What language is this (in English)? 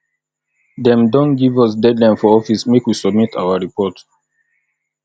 Nigerian Pidgin